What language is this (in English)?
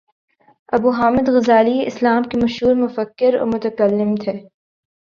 Urdu